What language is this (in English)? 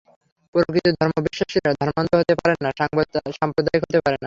Bangla